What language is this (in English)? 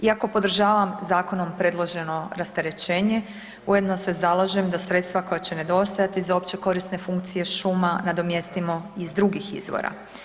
Croatian